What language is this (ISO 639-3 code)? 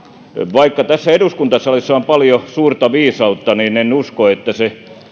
fin